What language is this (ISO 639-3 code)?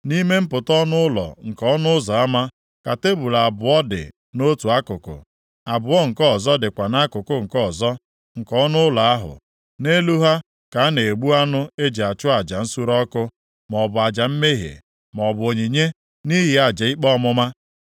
ibo